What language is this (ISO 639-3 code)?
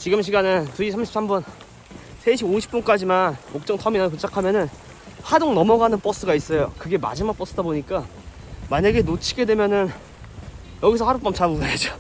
kor